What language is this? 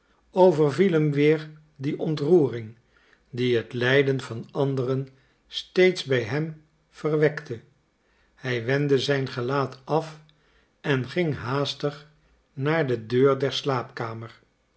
Dutch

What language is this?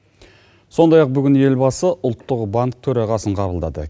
Kazakh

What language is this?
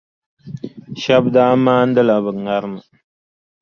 Dagbani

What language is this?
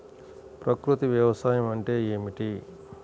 Telugu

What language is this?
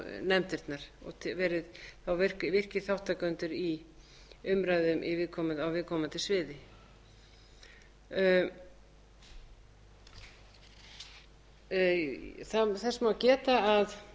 Icelandic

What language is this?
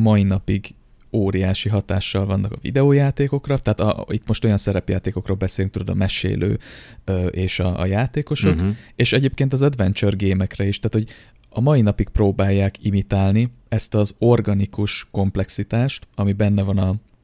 Hungarian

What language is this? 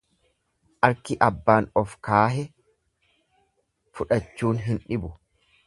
Oromo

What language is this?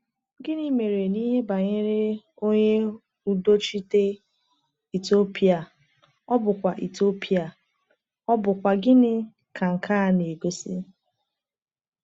Igbo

